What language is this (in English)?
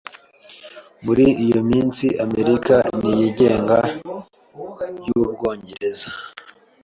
Kinyarwanda